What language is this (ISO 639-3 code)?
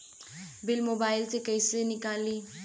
bho